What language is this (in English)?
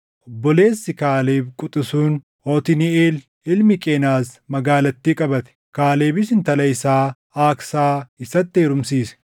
Oromo